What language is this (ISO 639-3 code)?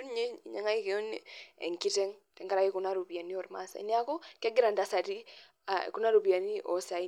mas